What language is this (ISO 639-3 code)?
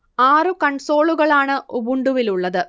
mal